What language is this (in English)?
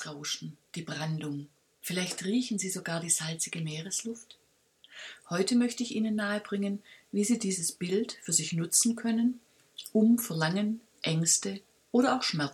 German